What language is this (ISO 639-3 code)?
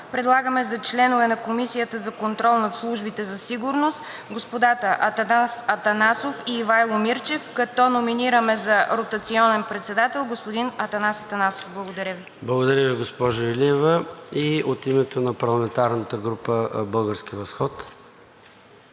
bul